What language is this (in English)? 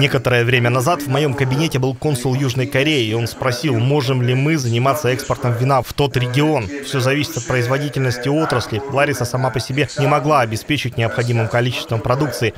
Russian